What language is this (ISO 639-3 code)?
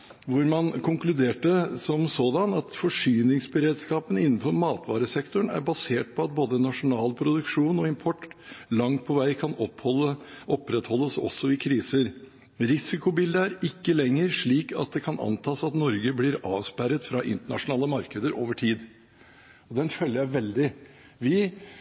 nob